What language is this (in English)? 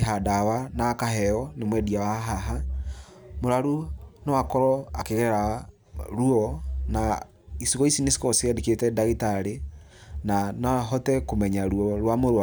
Kikuyu